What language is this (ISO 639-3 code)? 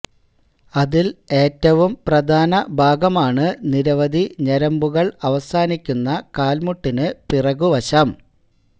mal